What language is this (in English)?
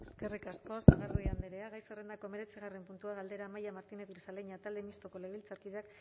Basque